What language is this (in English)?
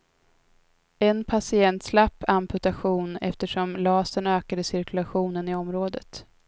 Swedish